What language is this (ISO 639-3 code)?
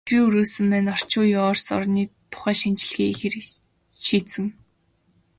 mon